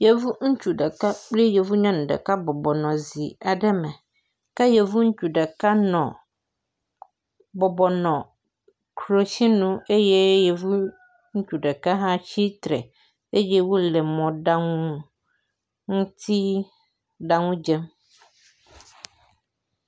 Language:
Ewe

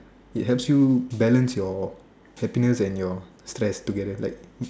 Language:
English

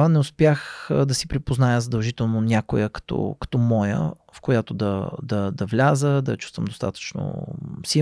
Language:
Bulgarian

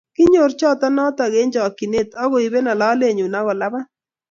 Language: Kalenjin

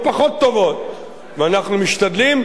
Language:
Hebrew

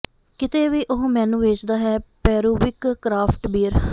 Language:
Punjabi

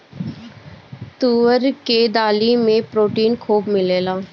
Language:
Bhojpuri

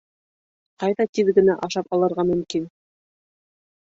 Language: Bashkir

